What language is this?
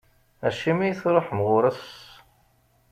Kabyle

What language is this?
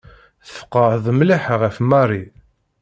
Kabyle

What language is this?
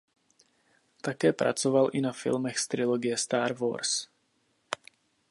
Czech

